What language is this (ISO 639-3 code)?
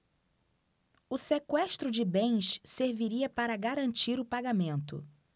por